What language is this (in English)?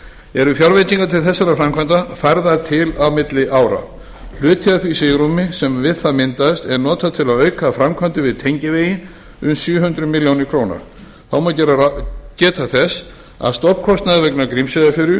Icelandic